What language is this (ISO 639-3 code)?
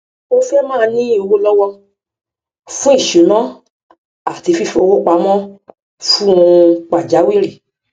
yor